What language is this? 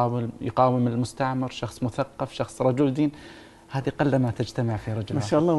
Arabic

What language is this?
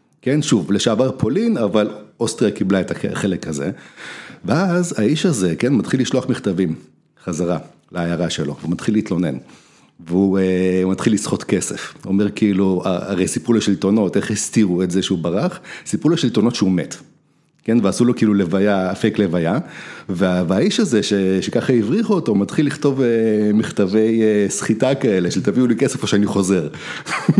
Hebrew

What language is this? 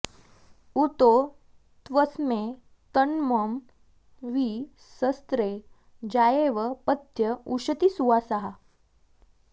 Sanskrit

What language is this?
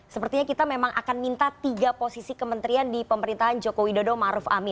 Indonesian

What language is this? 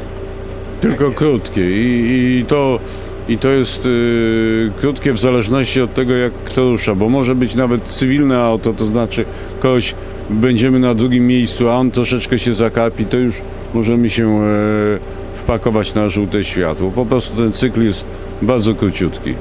Polish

